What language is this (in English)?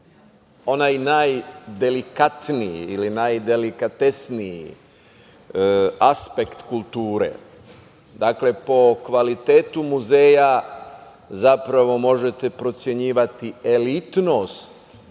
Serbian